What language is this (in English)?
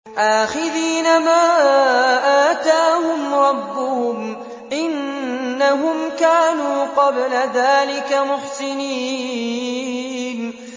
Arabic